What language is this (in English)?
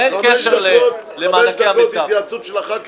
Hebrew